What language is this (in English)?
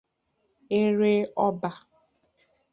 Igbo